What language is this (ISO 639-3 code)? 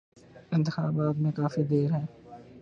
urd